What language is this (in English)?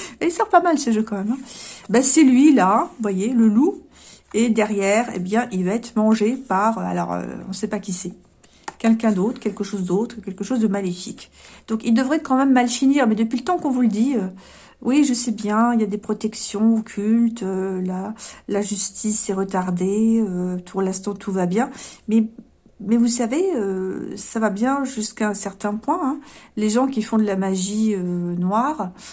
French